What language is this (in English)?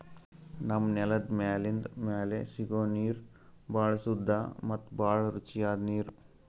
Kannada